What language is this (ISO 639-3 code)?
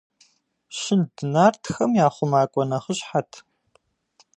kbd